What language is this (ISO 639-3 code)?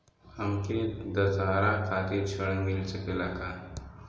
bho